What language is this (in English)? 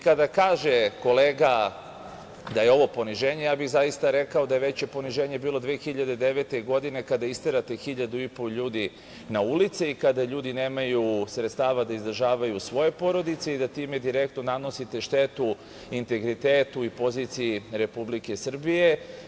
Serbian